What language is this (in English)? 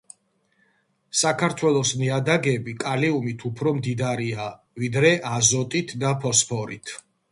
Georgian